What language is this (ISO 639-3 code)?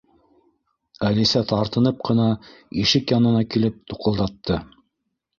bak